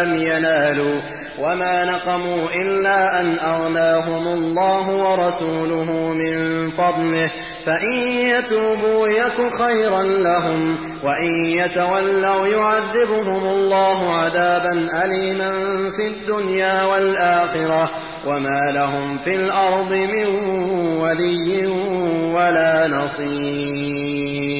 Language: Arabic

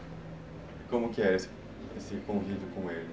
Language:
Portuguese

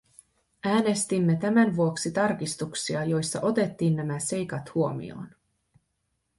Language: Finnish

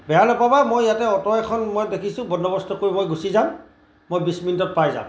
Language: Assamese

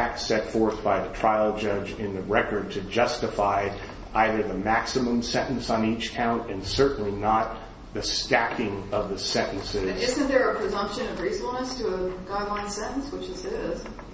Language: English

